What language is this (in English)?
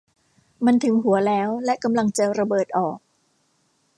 Thai